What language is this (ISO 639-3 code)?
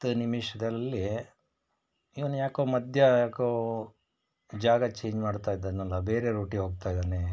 kan